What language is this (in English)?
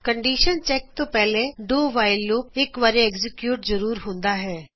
Punjabi